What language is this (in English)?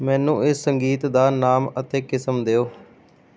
Punjabi